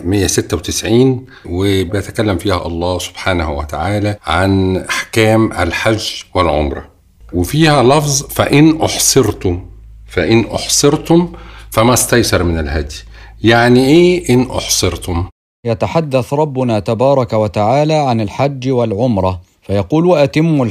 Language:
Arabic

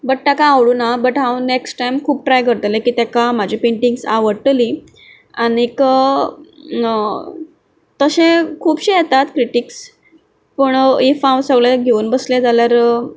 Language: Konkani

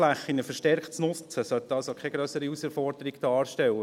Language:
Swiss German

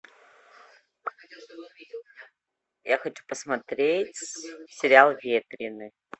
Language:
Russian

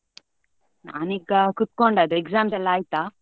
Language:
Kannada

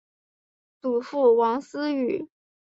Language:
Chinese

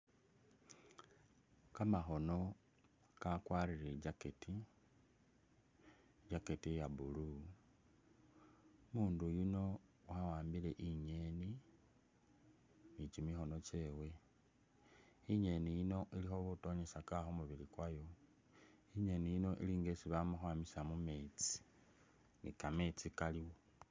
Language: Masaaba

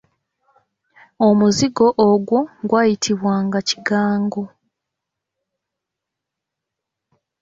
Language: Ganda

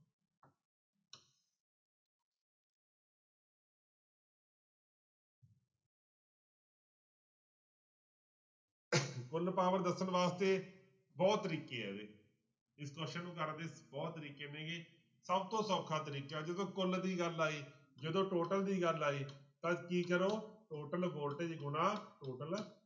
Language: Punjabi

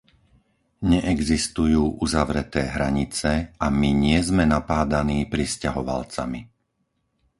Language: Slovak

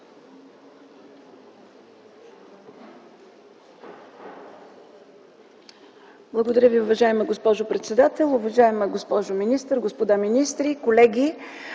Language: Bulgarian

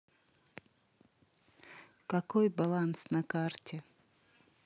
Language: Russian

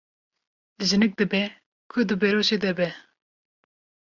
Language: Kurdish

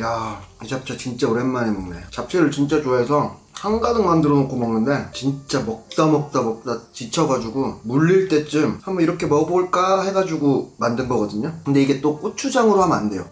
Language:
Korean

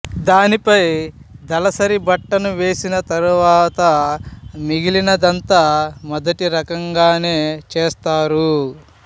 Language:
Telugu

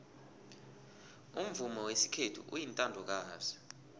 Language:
South Ndebele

